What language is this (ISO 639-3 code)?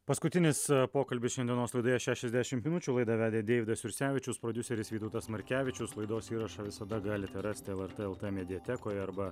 lit